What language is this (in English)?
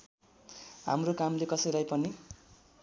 Nepali